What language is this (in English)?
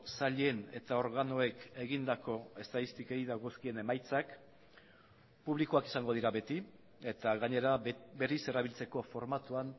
Basque